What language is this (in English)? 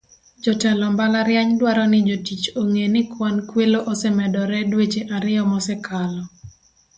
Luo (Kenya and Tanzania)